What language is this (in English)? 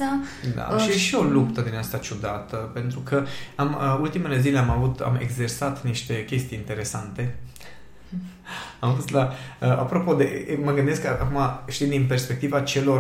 Romanian